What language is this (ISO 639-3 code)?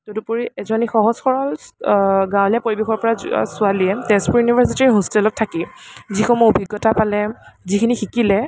asm